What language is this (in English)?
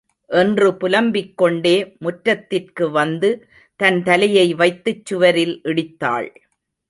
Tamil